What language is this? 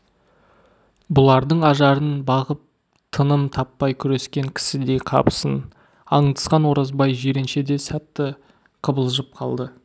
Kazakh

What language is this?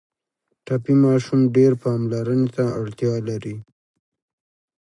Pashto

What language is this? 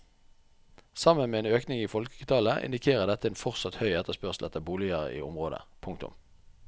Norwegian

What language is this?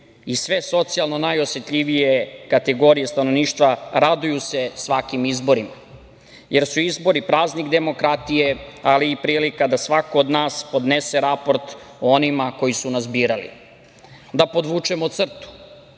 Serbian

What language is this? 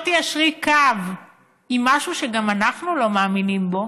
Hebrew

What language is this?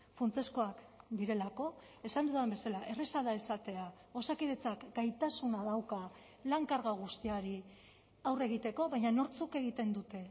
Basque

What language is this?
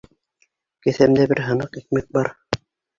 Bashkir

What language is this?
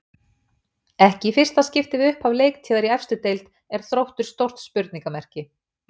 Icelandic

